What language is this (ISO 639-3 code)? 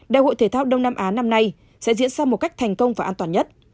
vie